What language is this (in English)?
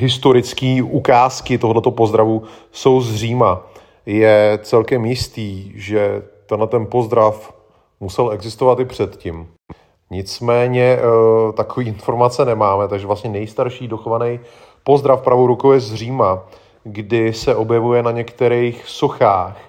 Czech